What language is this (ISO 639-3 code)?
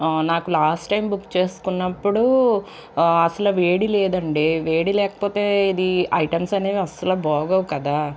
tel